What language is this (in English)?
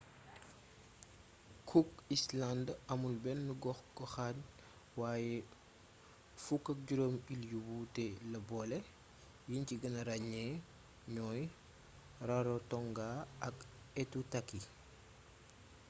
Wolof